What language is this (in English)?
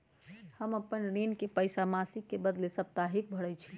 Magahi